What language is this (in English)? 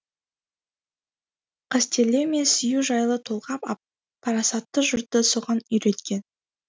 Kazakh